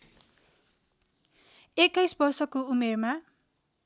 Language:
Nepali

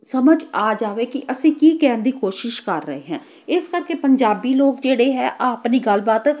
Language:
Punjabi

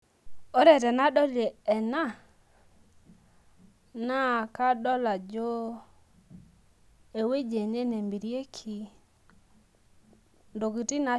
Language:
Masai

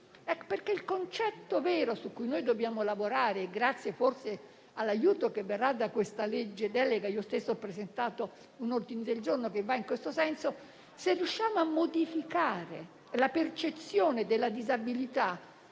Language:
Italian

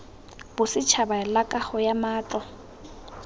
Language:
Tswana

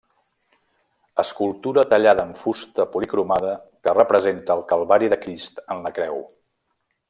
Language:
Catalan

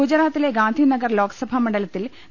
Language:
Malayalam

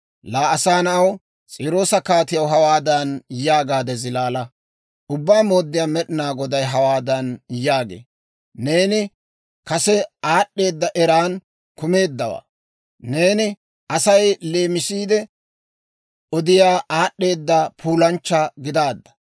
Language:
Dawro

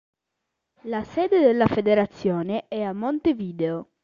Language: Italian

